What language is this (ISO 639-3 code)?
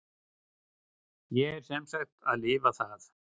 isl